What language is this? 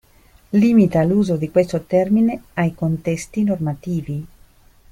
Italian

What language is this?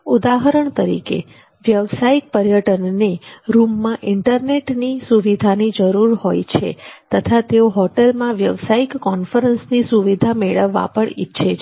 Gujarati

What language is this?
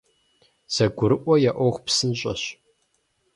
Kabardian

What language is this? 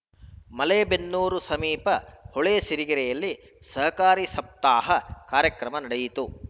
Kannada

